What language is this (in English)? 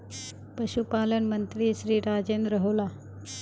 Magahi